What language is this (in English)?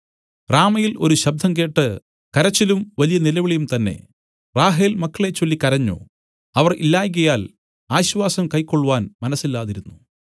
Malayalam